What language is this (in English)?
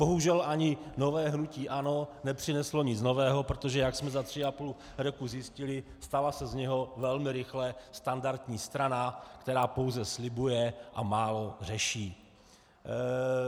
Czech